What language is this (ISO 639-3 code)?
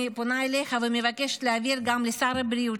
heb